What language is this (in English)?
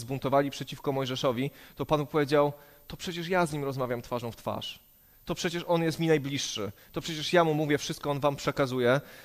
Polish